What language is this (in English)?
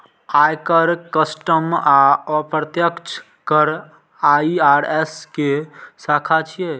Maithili